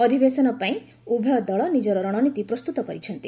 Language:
Odia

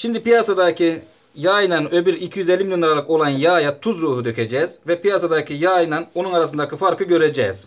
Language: Turkish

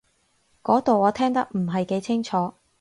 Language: Cantonese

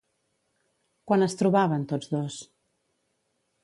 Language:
Catalan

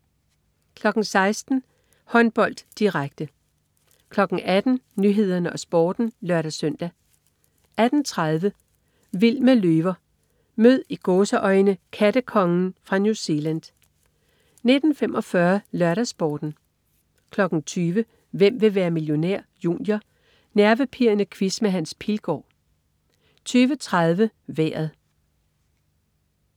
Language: Danish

